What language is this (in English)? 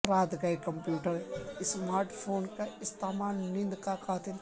Urdu